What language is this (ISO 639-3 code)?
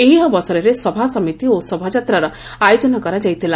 ori